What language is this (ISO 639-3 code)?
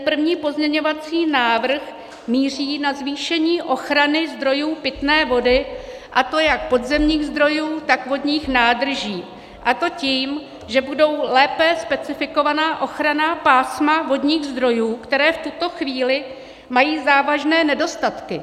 ces